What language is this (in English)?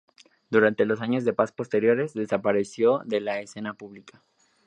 Spanish